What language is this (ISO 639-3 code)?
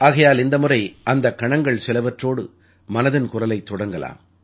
tam